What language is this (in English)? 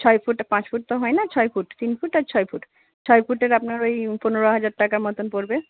Bangla